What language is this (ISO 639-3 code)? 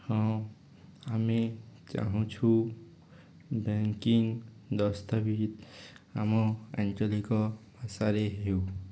ori